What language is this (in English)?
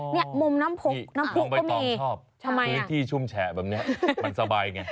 Thai